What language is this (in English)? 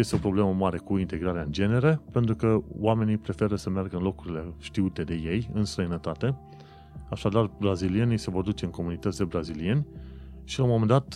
Romanian